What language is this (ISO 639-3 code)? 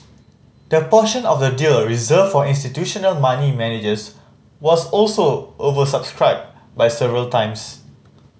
eng